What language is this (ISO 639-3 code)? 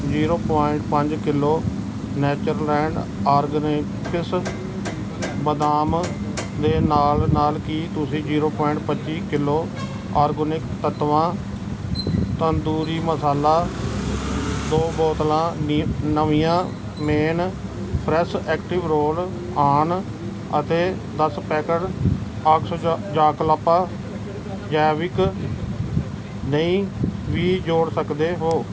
pan